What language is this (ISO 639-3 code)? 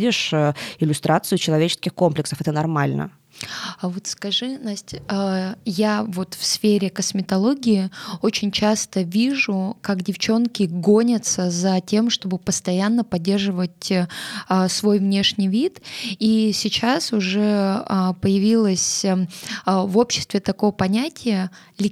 rus